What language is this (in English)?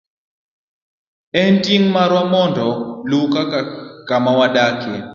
Luo (Kenya and Tanzania)